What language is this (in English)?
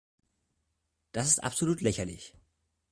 German